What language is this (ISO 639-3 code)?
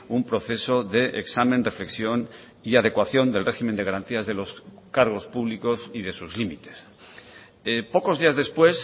spa